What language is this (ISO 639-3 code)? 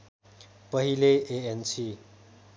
nep